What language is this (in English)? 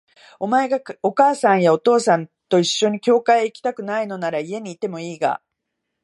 Japanese